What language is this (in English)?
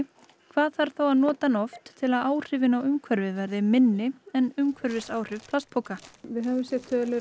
Icelandic